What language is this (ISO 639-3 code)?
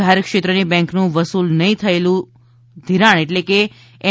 guj